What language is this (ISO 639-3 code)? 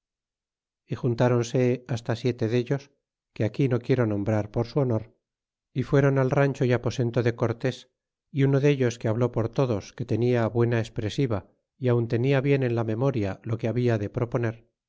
spa